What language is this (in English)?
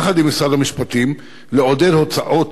Hebrew